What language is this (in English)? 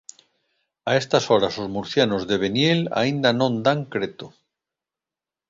Galician